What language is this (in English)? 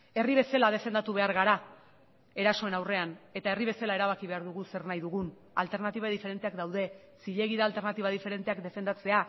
Basque